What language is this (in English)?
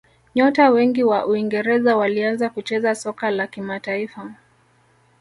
Swahili